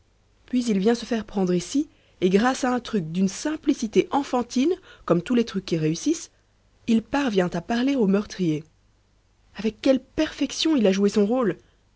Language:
French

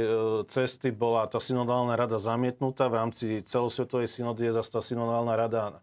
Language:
Slovak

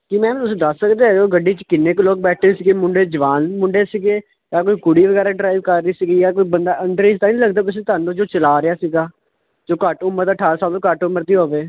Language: Punjabi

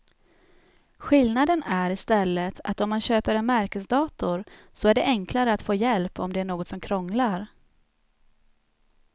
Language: Swedish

